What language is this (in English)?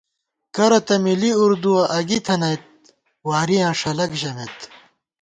Gawar-Bati